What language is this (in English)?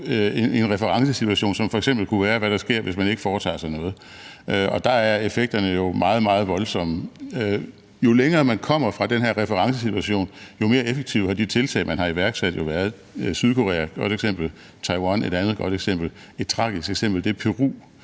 Danish